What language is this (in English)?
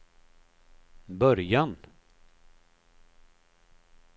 Swedish